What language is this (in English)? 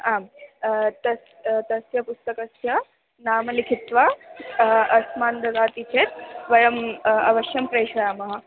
Sanskrit